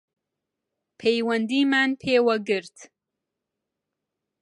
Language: Central Kurdish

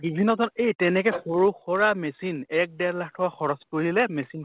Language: Assamese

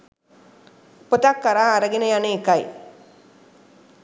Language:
Sinhala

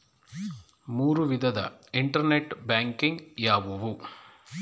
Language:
Kannada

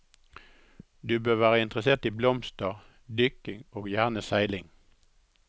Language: Norwegian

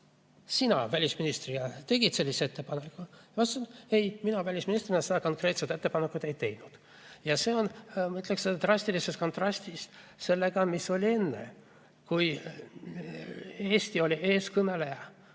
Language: Estonian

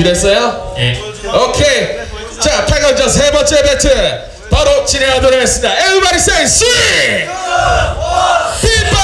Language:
Korean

